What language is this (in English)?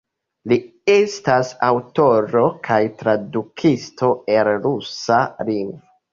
Esperanto